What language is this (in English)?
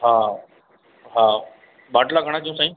Sindhi